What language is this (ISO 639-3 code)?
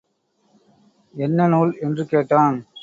tam